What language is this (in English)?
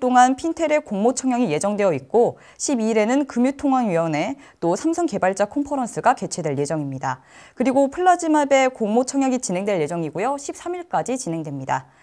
Korean